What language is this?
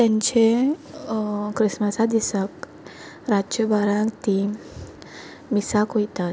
Konkani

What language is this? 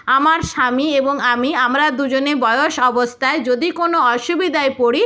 Bangla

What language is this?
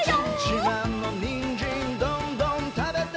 Japanese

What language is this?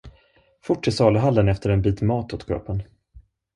Swedish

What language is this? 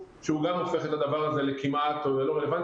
Hebrew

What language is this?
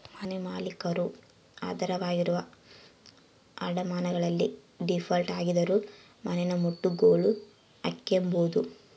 Kannada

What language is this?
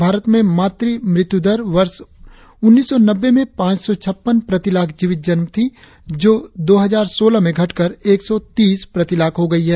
Hindi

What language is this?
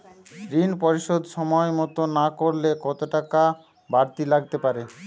Bangla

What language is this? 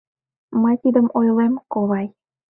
Mari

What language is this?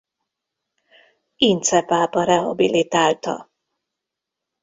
Hungarian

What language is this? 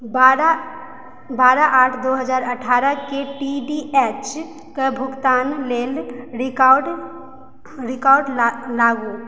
Maithili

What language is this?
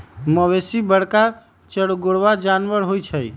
Magahi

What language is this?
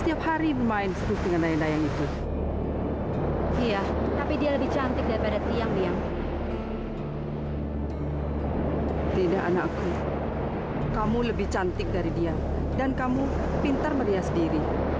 Indonesian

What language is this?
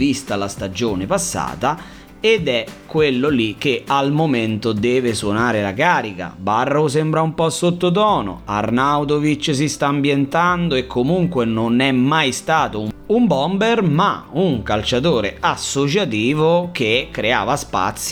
Italian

